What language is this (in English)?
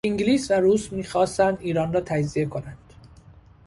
Persian